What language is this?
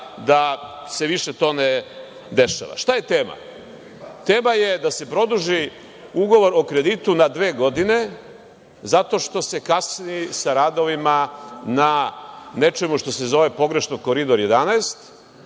Serbian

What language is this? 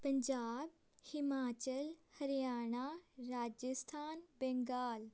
Punjabi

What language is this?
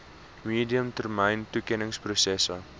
Afrikaans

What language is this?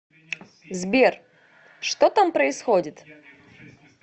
Russian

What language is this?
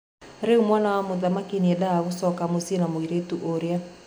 Kikuyu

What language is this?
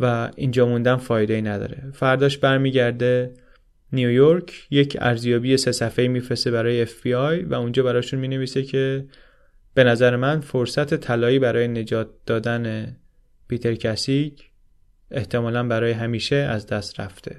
Persian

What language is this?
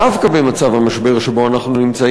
Hebrew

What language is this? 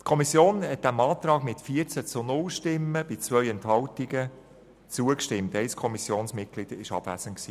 Swiss German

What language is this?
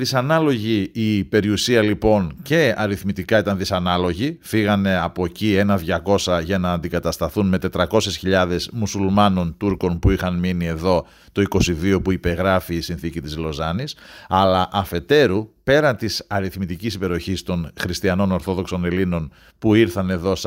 Greek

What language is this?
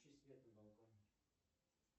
Russian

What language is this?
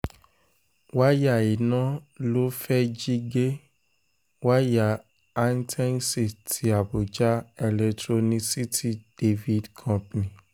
Yoruba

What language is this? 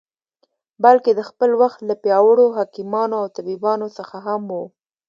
Pashto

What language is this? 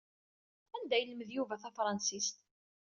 Kabyle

